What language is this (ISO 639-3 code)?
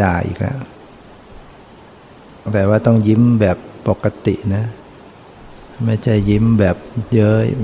tha